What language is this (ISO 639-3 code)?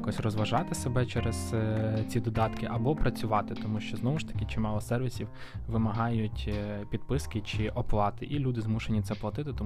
ukr